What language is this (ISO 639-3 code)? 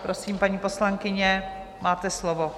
ces